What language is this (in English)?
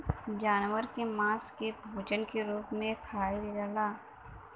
Bhojpuri